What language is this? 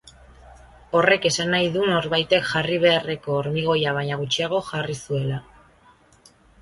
Basque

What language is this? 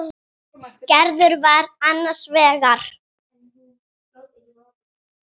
Icelandic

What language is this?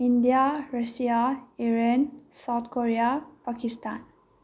Manipuri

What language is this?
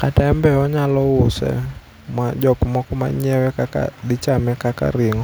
Luo (Kenya and Tanzania)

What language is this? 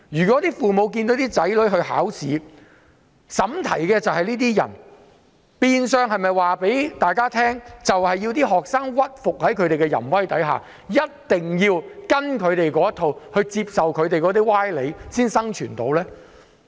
Cantonese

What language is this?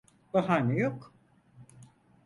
Turkish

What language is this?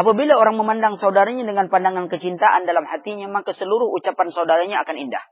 Malay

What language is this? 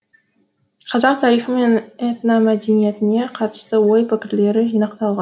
Kazakh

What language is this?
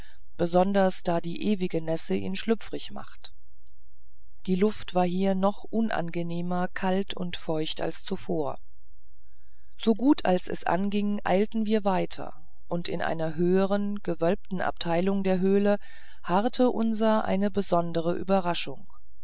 German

